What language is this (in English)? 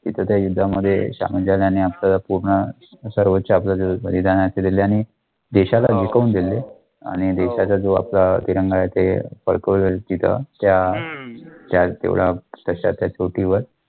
Marathi